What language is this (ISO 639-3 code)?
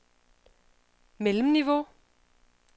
dan